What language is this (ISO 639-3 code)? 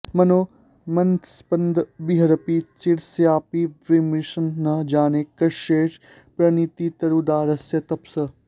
san